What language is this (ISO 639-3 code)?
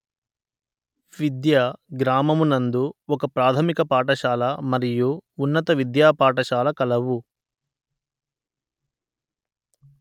tel